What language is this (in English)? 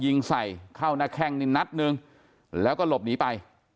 Thai